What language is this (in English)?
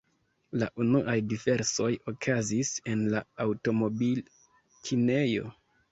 Esperanto